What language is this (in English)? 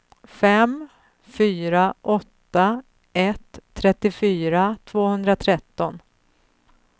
Swedish